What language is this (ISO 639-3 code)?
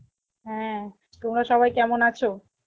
ben